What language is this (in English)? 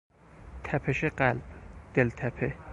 Persian